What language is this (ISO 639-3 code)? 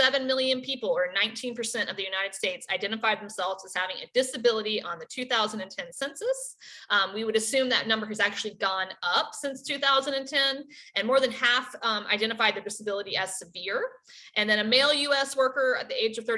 eng